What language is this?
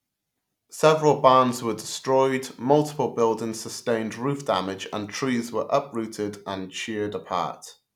English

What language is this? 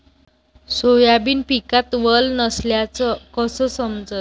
Marathi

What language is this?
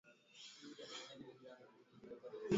Swahili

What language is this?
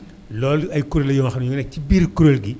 Wolof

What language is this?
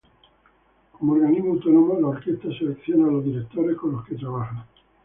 Spanish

